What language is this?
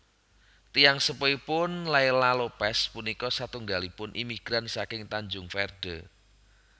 Javanese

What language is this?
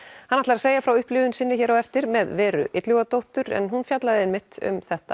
Icelandic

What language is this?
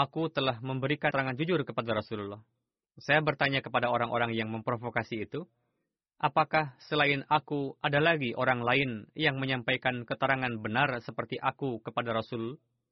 Indonesian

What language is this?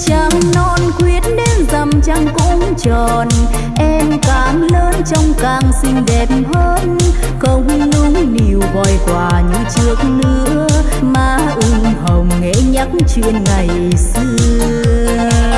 Vietnamese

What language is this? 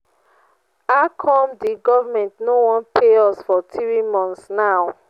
Nigerian Pidgin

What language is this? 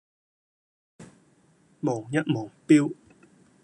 Cantonese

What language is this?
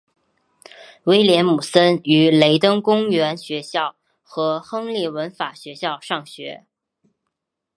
Chinese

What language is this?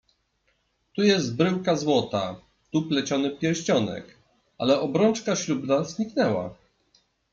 Polish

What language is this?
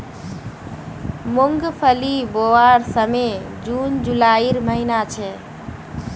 Magahi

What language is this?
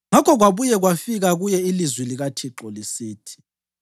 North Ndebele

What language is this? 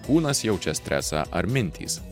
Lithuanian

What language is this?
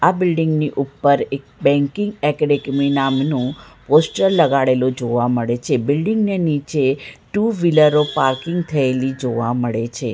Gujarati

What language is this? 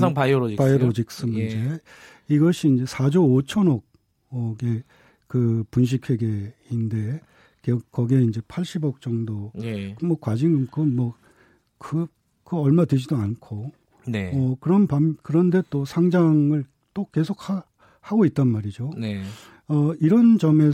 Korean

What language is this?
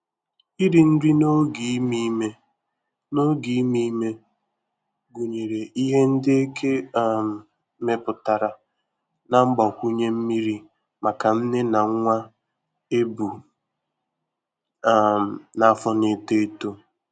Igbo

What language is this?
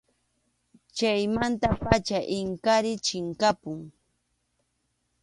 Arequipa-La Unión Quechua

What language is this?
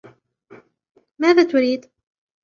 Arabic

